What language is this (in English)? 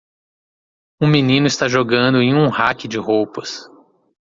Portuguese